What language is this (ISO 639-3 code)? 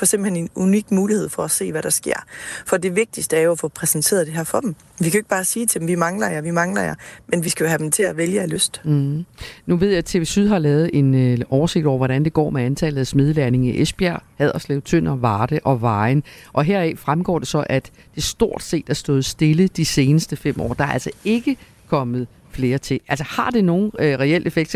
dan